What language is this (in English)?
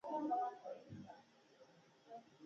Pashto